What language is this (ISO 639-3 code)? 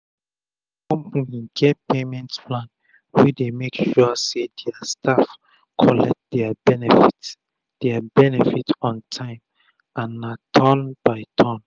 pcm